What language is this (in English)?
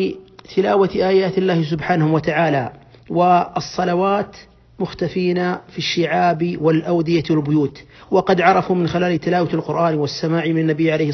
Arabic